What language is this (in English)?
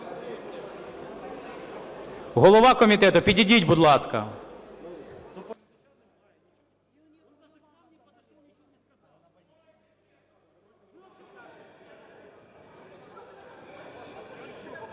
Ukrainian